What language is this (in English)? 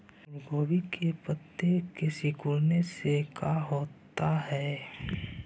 Magahi